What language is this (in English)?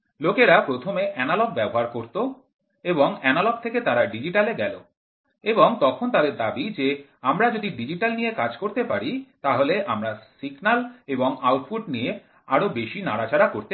Bangla